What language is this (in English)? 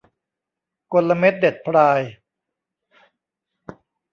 Thai